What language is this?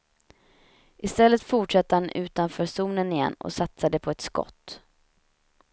Swedish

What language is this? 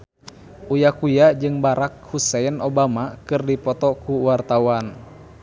Sundanese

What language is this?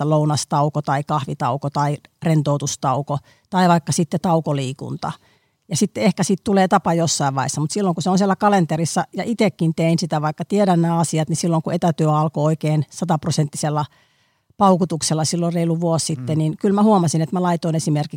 Finnish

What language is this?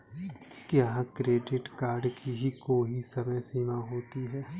Hindi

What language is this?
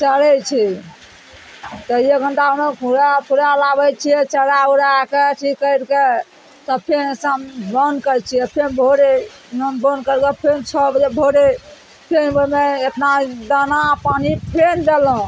Maithili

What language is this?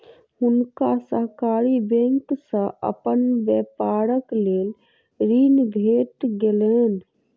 Maithili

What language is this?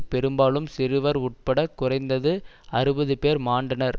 Tamil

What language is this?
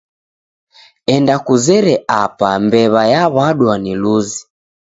Taita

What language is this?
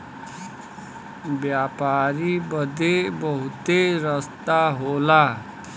Bhojpuri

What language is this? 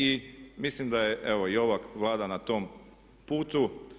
Croatian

